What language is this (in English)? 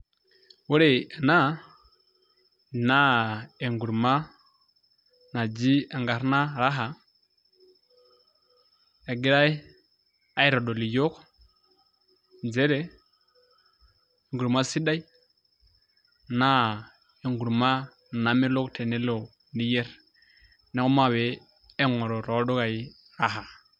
Masai